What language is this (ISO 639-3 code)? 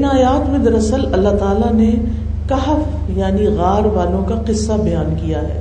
urd